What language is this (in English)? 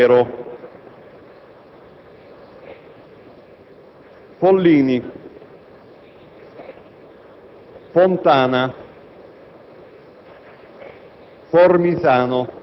Italian